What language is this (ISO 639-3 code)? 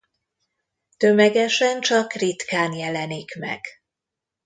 hun